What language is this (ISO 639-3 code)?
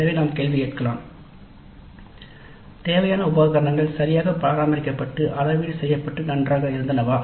tam